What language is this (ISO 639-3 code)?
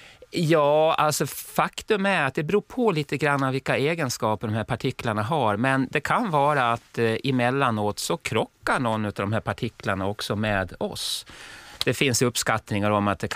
swe